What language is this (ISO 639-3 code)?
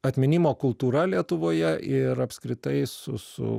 lit